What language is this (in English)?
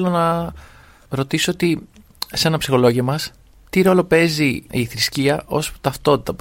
Greek